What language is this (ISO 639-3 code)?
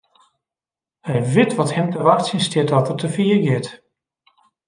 fry